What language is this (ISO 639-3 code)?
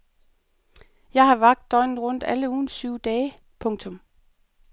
dan